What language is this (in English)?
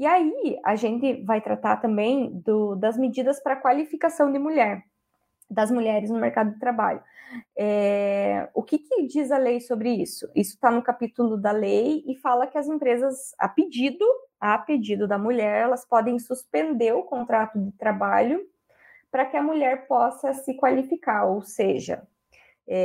Portuguese